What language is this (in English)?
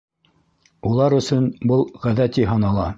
Bashkir